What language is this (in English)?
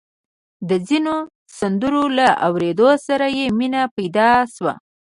Pashto